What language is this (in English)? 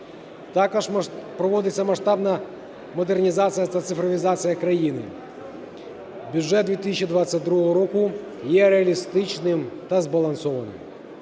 Ukrainian